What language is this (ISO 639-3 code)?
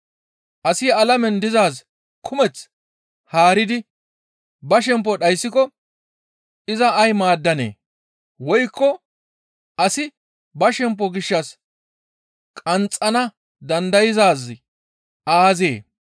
gmv